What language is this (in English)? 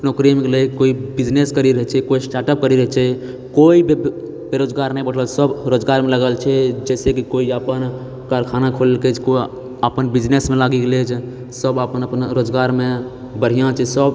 Maithili